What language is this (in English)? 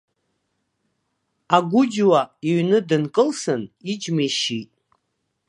Abkhazian